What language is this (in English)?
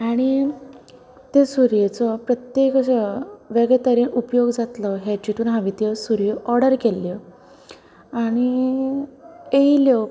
Konkani